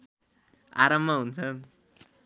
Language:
Nepali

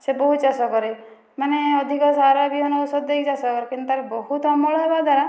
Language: Odia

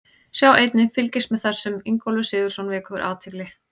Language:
Icelandic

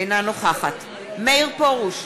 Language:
Hebrew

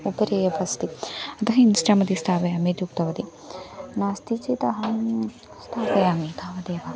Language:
Sanskrit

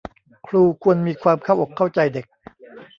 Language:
Thai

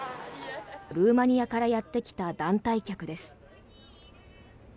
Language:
Japanese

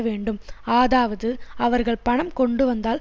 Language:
Tamil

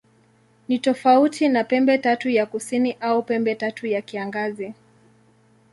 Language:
Swahili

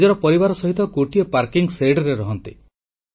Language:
Odia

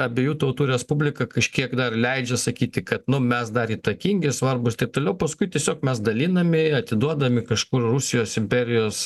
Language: Lithuanian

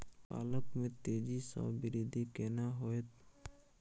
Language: Maithili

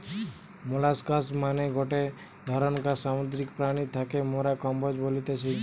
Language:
Bangla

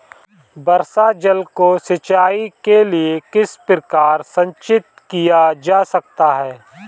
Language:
Hindi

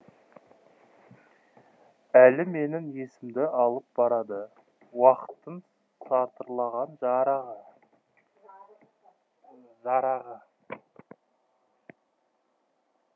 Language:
Kazakh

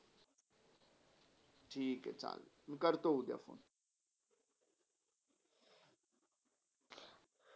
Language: Marathi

